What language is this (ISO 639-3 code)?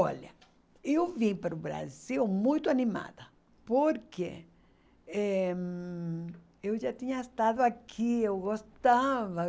por